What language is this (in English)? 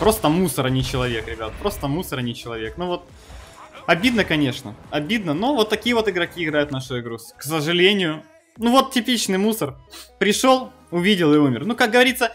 Russian